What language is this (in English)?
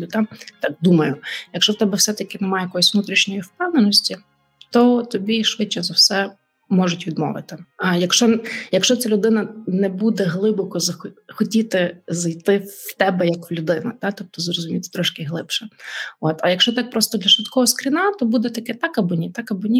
Ukrainian